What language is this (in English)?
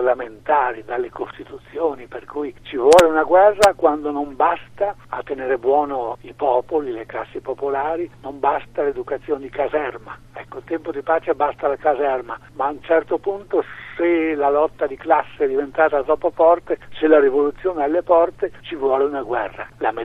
Italian